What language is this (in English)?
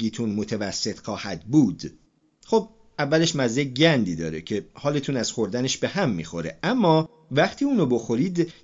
Persian